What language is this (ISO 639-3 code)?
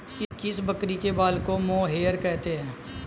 hin